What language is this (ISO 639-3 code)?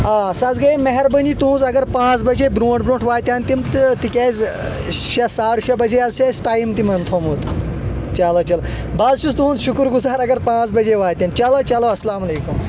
kas